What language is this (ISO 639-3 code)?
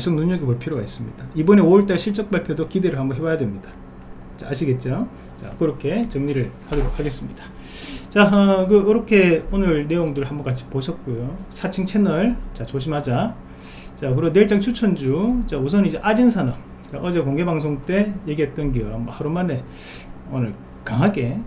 kor